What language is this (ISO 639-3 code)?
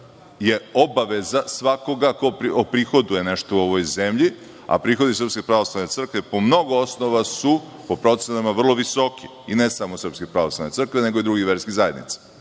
srp